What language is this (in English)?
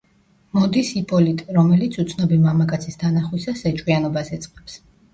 Georgian